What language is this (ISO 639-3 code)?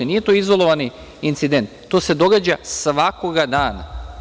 srp